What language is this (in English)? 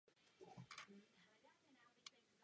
Czech